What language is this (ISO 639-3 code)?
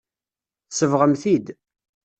kab